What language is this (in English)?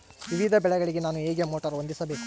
Kannada